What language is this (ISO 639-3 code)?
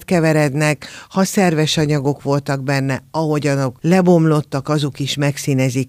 hun